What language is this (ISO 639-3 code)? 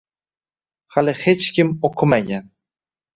uzb